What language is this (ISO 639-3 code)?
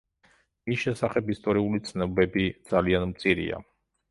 kat